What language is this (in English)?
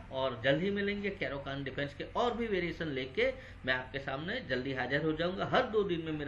Hindi